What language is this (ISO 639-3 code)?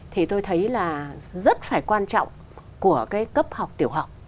vie